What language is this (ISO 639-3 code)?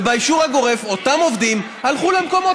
heb